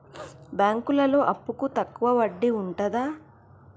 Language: Telugu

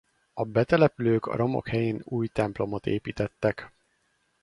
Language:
Hungarian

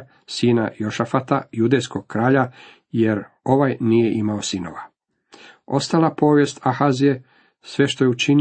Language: Croatian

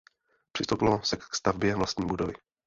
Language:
Czech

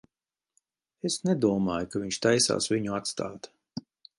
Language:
Latvian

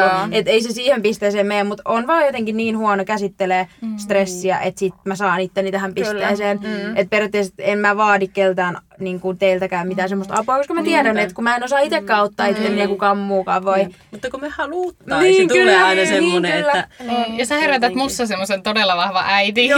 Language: Finnish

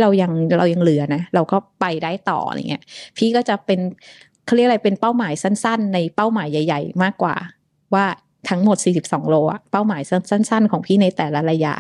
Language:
Thai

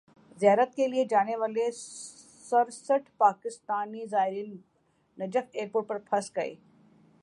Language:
Urdu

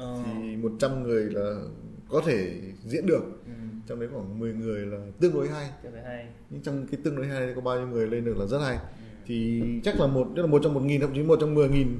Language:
Vietnamese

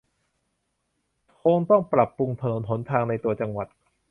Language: Thai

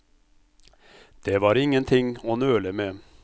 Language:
Norwegian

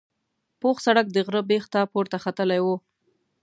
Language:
Pashto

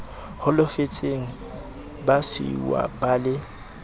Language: Southern Sotho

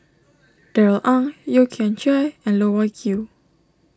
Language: English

